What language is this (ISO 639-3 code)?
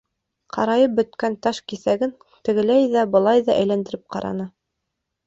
bak